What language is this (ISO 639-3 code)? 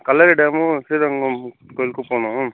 tam